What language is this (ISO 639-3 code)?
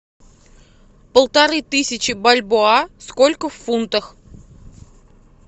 rus